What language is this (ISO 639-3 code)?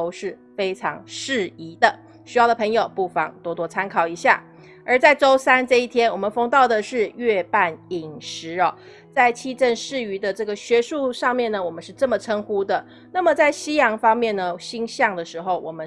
zho